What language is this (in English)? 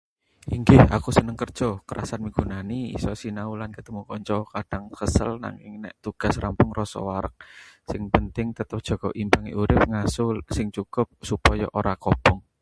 Javanese